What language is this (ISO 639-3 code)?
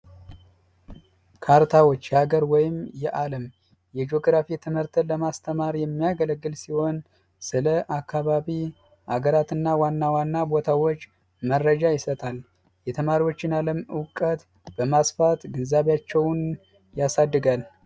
amh